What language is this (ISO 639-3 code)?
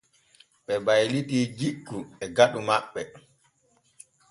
fue